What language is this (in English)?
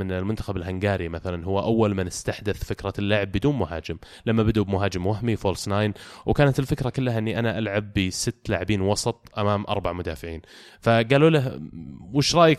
Arabic